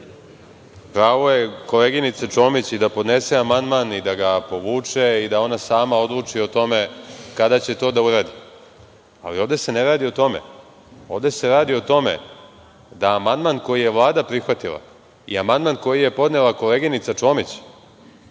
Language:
Serbian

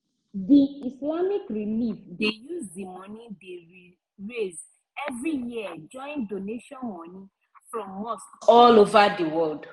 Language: Nigerian Pidgin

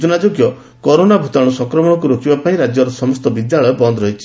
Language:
Odia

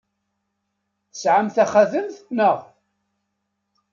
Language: Kabyle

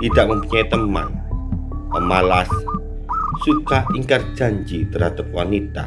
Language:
Indonesian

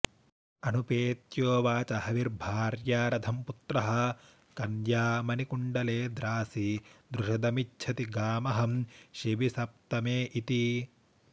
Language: Sanskrit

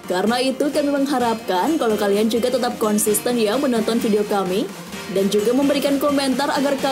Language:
Indonesian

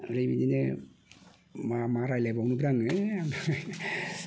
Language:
Bodo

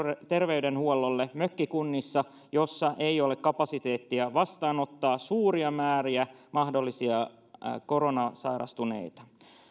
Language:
Finnish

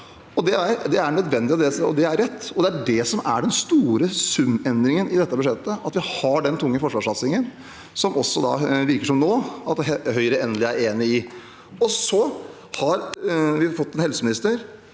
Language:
Norwegian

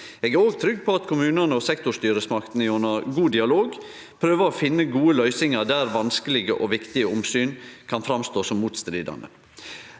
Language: Norwegian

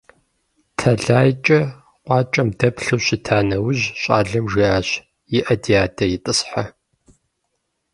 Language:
Kabardian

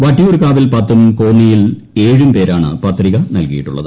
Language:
Malayalam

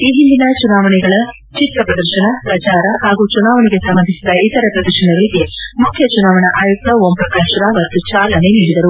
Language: Kannada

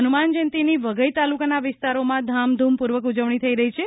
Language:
Gujarati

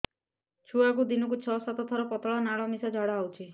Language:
Odia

